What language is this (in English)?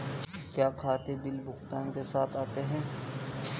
Hindi